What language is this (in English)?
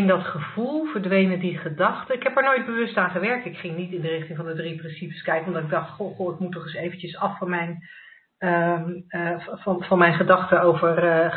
Dutch